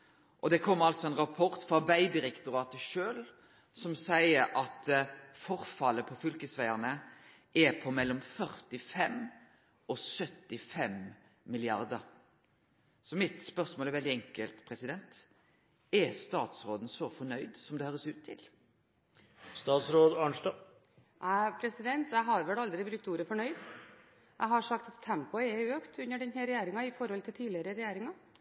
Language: Norwegian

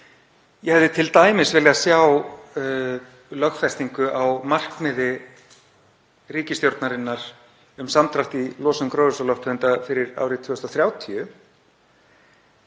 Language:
Icelandic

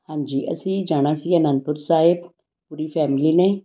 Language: Punjabi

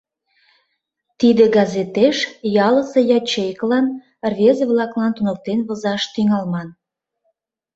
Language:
Mari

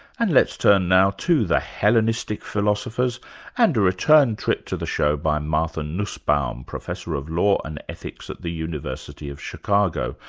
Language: English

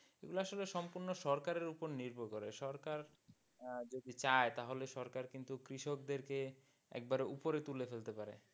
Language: Bangla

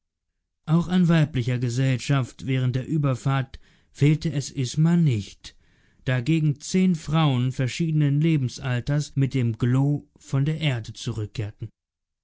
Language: German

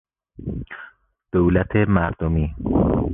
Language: Persian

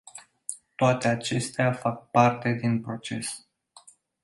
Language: Romanian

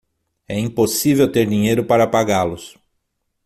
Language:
Portuguese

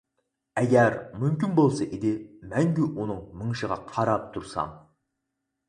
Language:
Uyghur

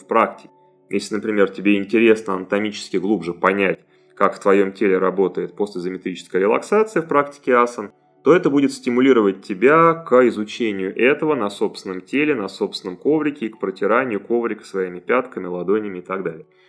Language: Russian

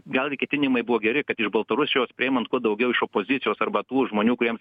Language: Lithuanian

